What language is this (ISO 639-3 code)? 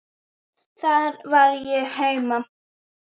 isl